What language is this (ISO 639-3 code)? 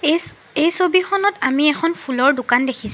asm